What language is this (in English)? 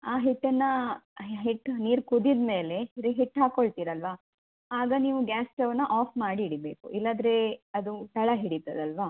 Kannada